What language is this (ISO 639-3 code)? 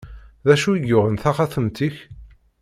kab